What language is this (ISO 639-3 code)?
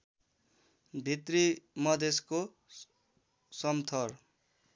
nep